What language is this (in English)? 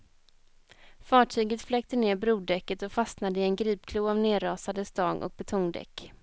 Swedish